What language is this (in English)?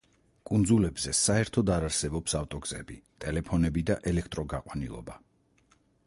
Georgian